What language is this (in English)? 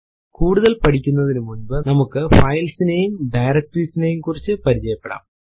Malayalam